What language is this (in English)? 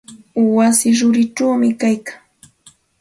Santa Ana de Tusi Pasco Quechua